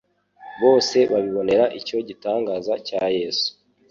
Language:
Kinyarwanda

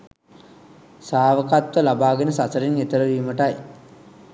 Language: Sinhala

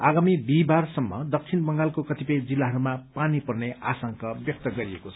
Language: Nepali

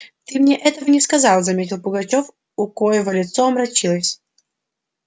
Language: Russian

